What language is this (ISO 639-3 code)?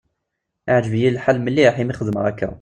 kab